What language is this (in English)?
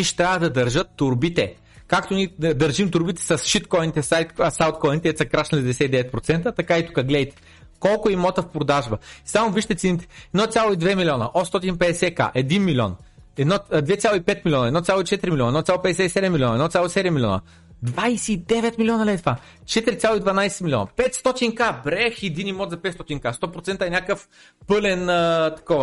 Bulgarian